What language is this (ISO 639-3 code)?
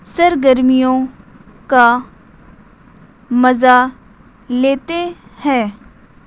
urd